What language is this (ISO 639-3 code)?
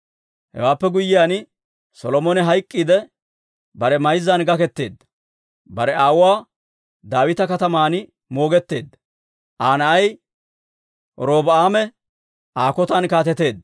dwr